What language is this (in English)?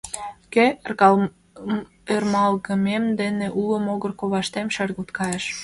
Mari